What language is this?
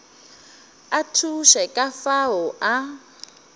Northern Sotho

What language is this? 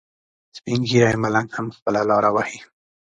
Pashto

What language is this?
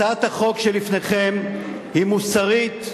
Hebrew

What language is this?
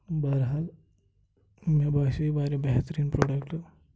Kashmiri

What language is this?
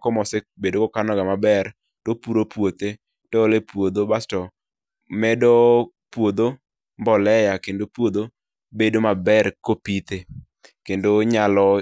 Luo (Kenya and Tanzania)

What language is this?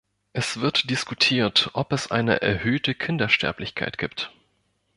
German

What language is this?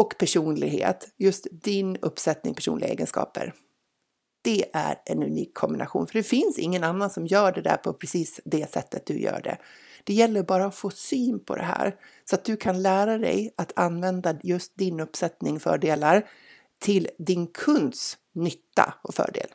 Swedish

